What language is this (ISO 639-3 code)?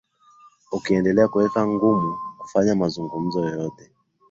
swa